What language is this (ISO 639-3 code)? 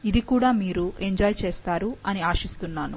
tel